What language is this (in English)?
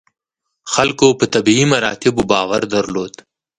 Pashto